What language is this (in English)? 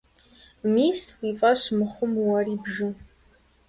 Kabardian